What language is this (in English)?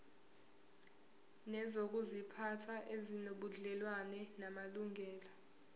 Zulu